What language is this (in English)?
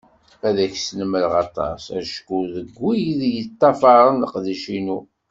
Kabyle